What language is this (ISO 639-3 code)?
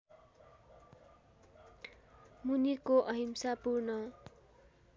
nep